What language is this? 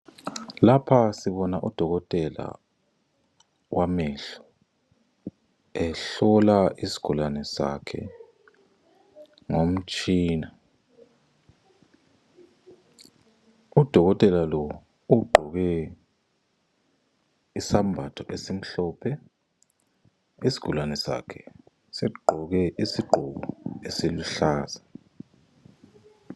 North Ndebele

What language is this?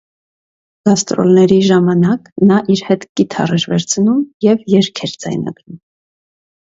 Armenian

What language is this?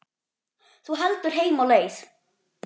Icelandic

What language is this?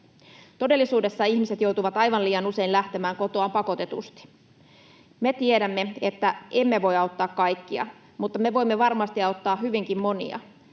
Finnish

